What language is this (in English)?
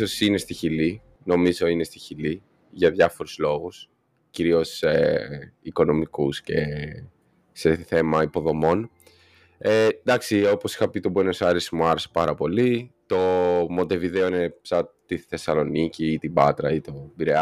Greek